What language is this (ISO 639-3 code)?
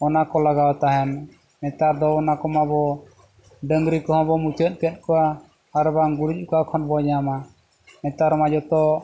sat